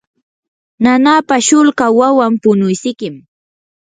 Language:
Yanahuanca Pasco Quechua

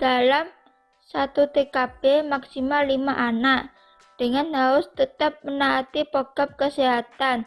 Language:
Indonesian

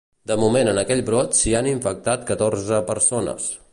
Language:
Catalan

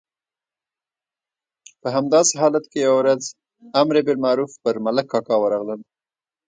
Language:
Pashto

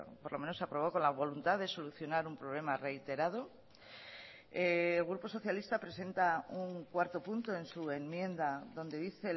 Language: Spanish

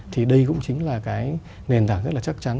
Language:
Vietnamese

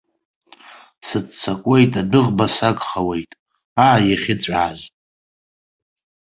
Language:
Abkhazian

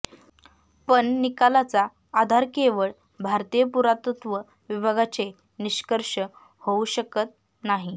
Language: Marathi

